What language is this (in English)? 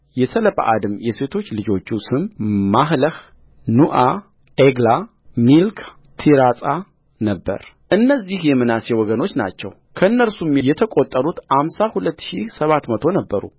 Amharic